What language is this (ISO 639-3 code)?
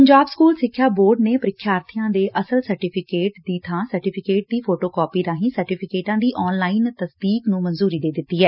pan